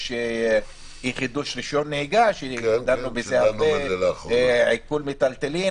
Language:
Hebrew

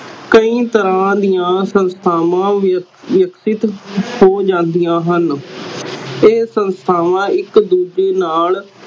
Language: Punjabi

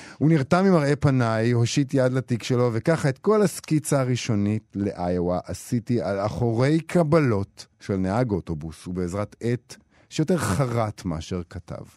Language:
Hebrew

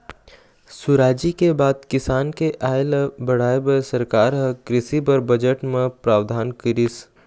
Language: Chhattisgarhi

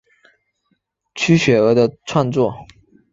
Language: Chinese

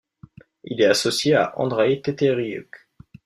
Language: French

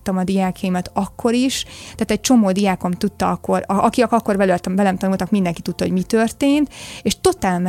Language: Hungarian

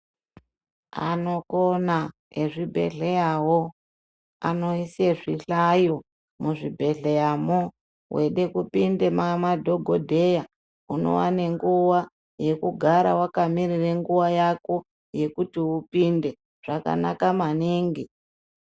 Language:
Ndau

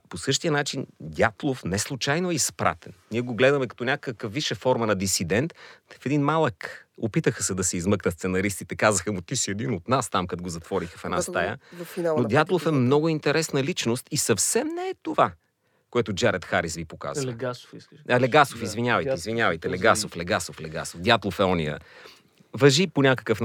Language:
Bulgarian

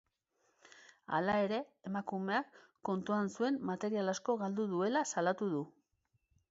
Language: Basque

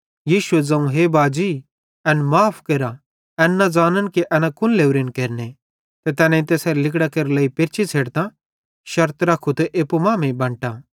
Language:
Bhadrawahi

